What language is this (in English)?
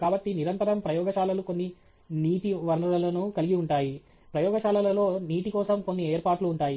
Telugu